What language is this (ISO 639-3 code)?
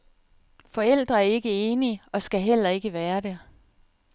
dan